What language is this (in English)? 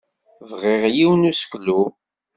Kabyle